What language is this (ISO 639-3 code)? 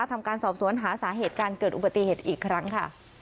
tha